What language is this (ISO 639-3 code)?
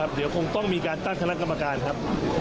tha